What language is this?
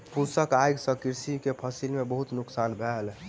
Maithili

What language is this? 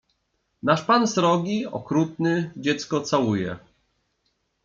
Polish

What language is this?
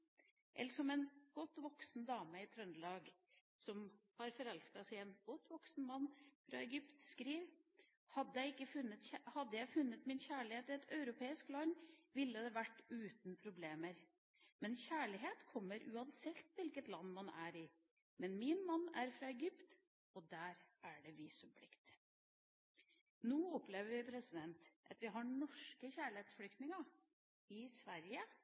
Norwegian Bokmål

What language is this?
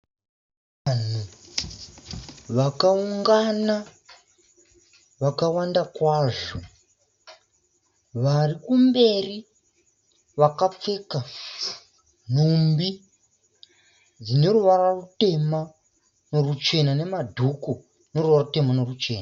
Shona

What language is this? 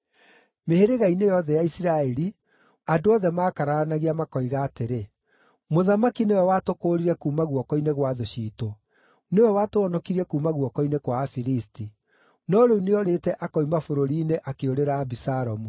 Kikuyu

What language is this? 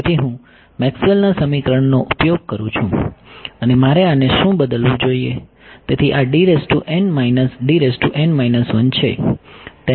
Gujarati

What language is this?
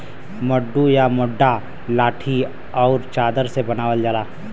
Bhojpuri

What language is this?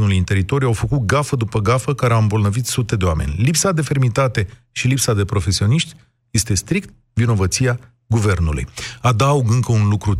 Romanian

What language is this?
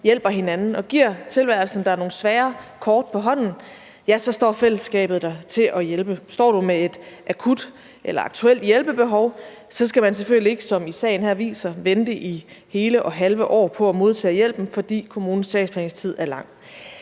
Danish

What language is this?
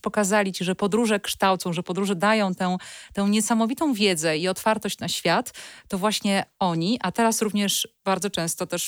Polish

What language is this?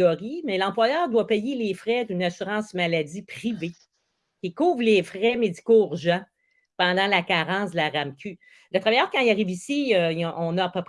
French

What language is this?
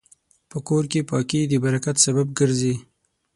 Pashto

